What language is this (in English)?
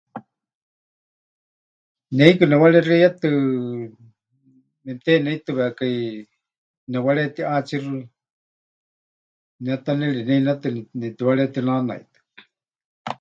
Huichol